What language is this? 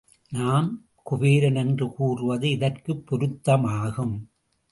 Tamil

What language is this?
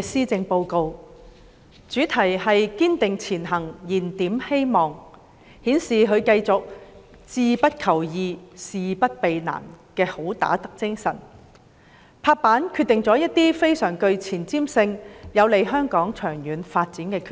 Cantonese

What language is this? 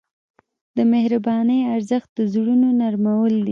Pashto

